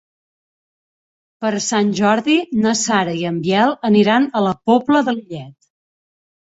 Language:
Catalan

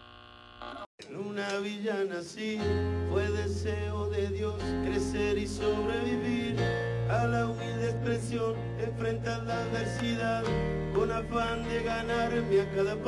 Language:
Persian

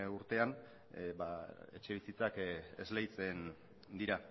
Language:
Basque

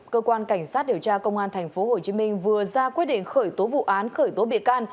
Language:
Vietnamese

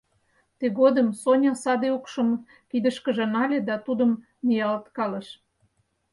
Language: Mari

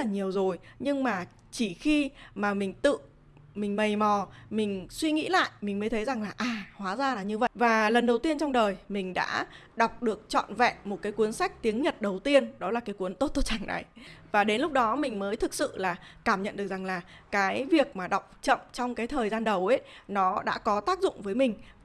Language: Vietnamese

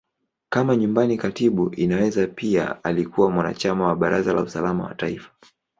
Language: Swahili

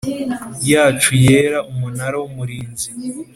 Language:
Kinyarwanda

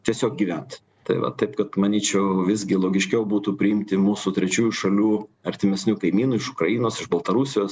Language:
Lithuanian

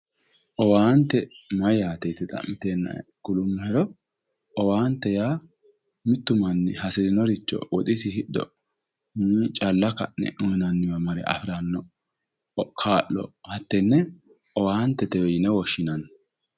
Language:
Sidamo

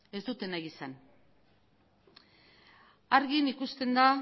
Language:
Basque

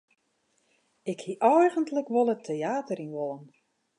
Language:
Western Frisian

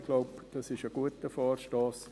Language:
Swiss German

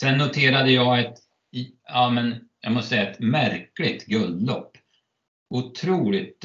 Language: Swedish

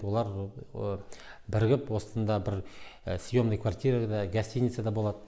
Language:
Kazakh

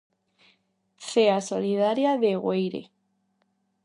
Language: Galician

